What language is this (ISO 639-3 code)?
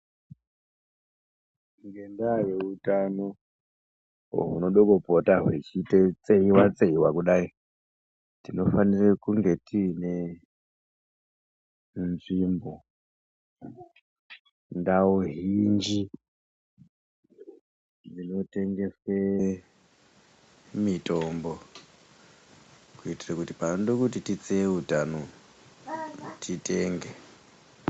ndc